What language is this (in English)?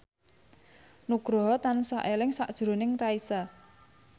Javanese